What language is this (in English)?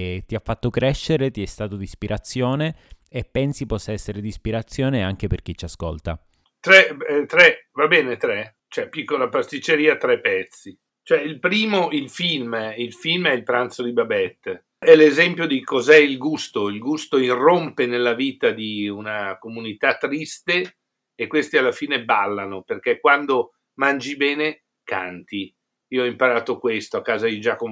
Italian